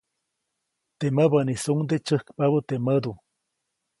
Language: Copainalá Zoque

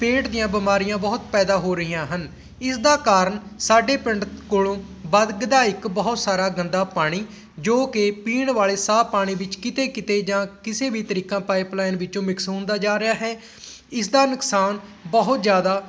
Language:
Punjabi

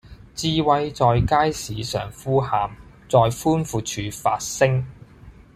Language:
Cantonese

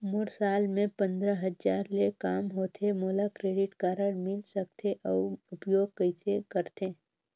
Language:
Chhattisgarhi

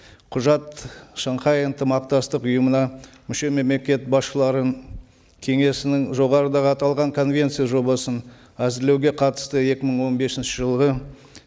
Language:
Kazakh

